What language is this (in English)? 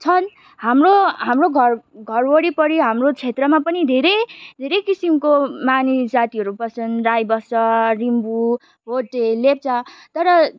Nepali